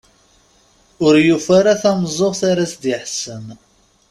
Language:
Kabyle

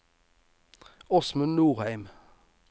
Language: Norwegian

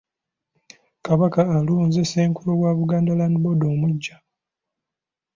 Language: Ganda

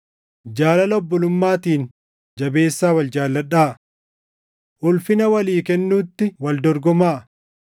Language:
Oromo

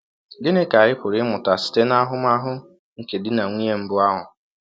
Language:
Igbo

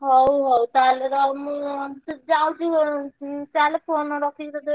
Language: Odia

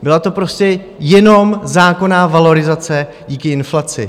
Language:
Czech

